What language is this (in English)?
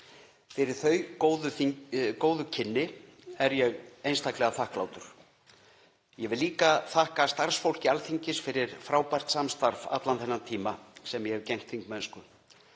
Icelandic